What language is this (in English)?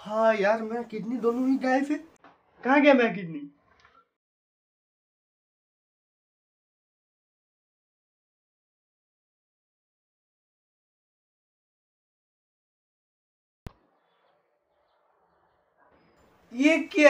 Hindi